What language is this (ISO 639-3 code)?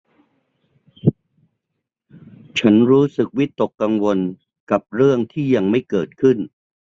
tha